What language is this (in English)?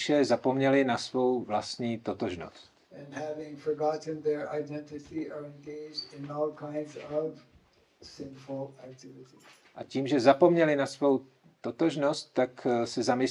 Czech